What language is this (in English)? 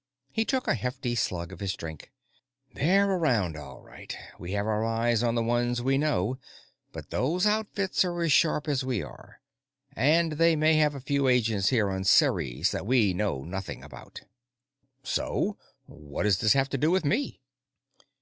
English